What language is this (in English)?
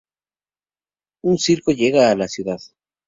Spanish